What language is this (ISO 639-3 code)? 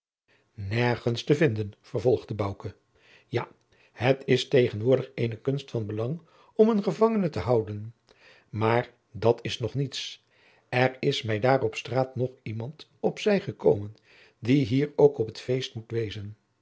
nld